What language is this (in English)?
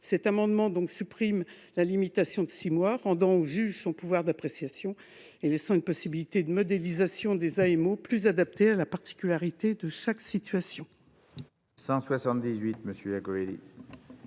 French